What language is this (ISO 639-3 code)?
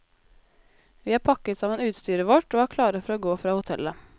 nor